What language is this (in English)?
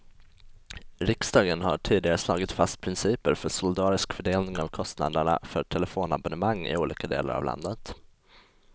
Swedish